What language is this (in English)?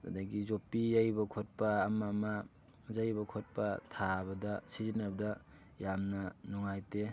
Manipuri